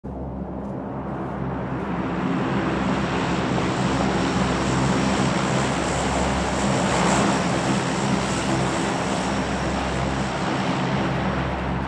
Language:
Korean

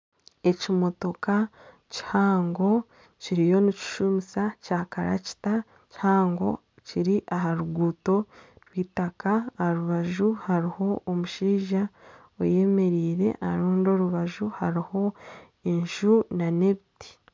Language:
Nyankole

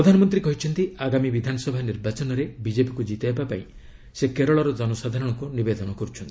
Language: Odia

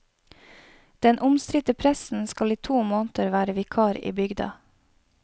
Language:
Norwegian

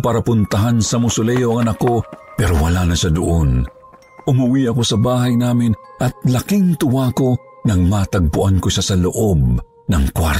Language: Filipino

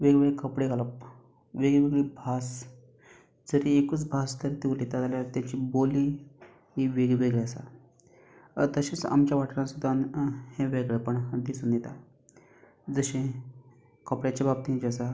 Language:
Konkani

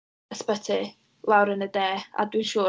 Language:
Welsh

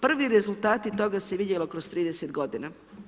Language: Croatian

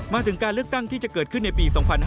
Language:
Thai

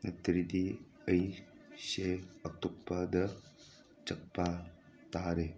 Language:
Manipuri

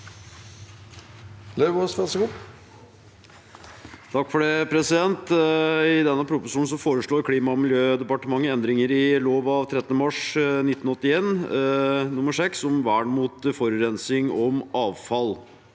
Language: Norwegian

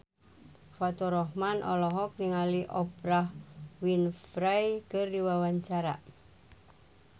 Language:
Sundanese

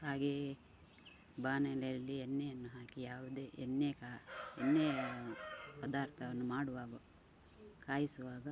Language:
Kannada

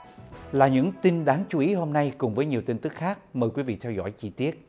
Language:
Vietnamese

